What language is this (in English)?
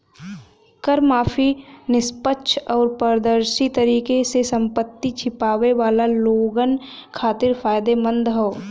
Bhojpuri